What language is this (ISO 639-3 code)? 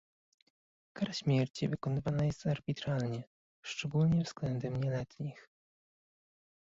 pol